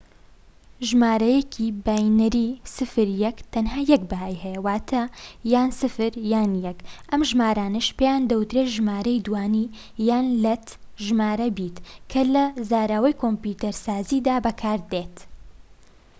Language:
Central Kurdish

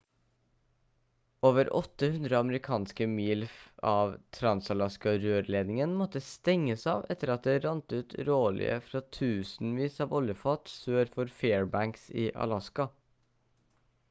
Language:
Norwegian Bokmål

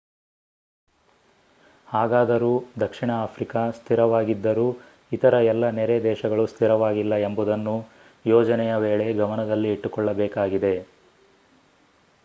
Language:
Kannada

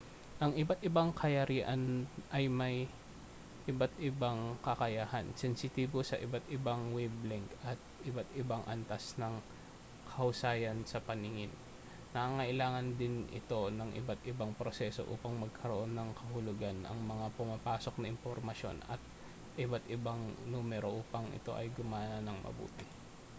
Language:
Filipino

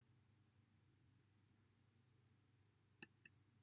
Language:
Welsh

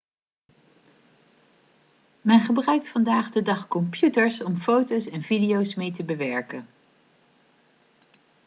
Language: Dutch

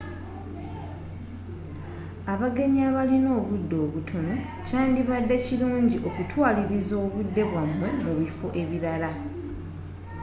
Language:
Ganda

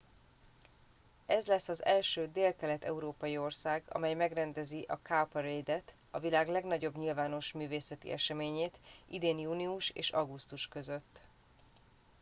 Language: Hungarian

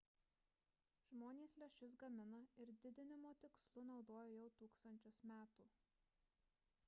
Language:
Lithuanian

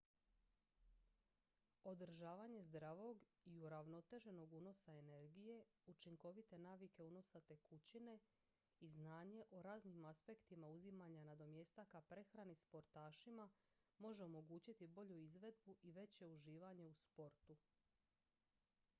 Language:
Croatian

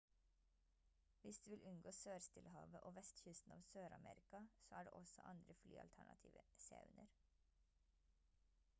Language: Norwegian Bokmål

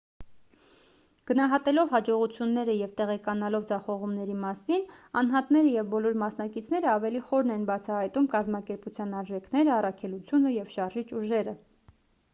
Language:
Armenian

